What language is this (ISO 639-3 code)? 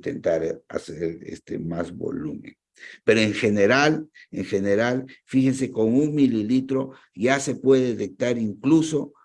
spa